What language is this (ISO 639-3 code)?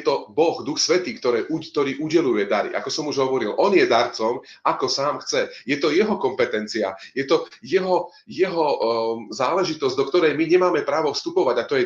slk